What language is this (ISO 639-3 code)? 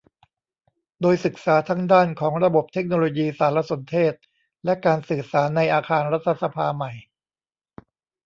tha